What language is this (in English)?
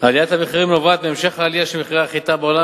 Hebrew